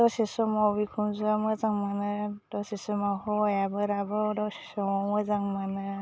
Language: Bodo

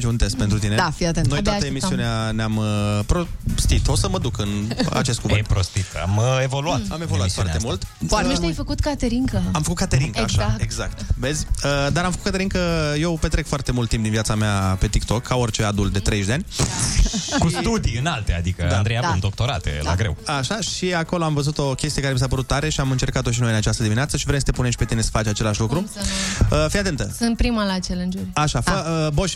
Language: Romanian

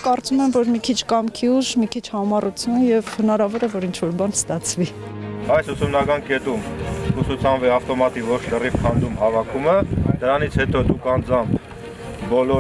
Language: Turkish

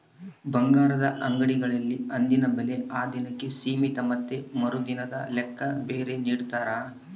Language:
Kannada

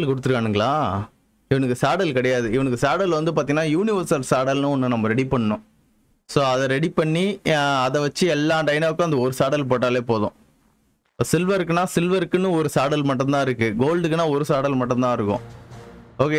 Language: Tamil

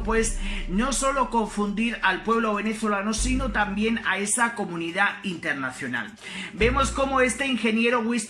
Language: Spanish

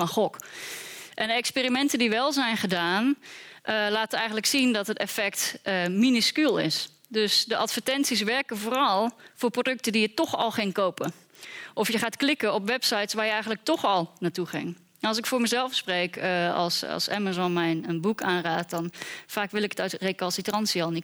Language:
Dutch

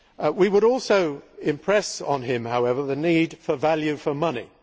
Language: English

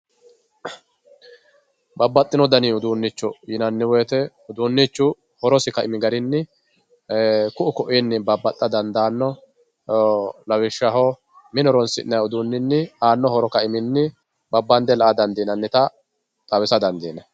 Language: Sidamo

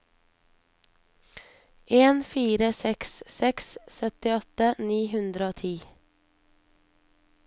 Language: Norwegian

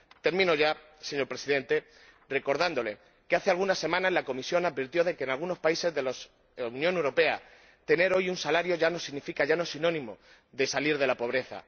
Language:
Spanish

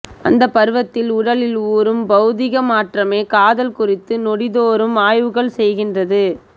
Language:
Tamil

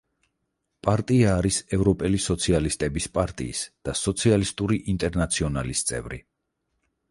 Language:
Georgian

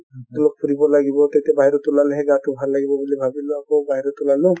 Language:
Assamese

